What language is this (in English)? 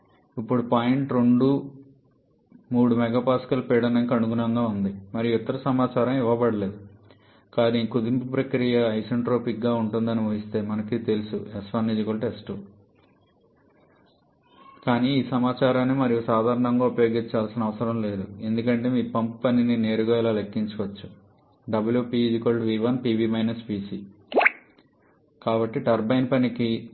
Telugu